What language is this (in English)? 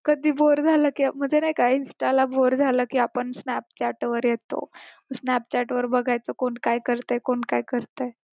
Marathi